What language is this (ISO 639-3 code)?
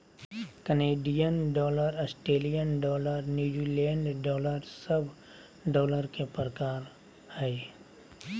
mag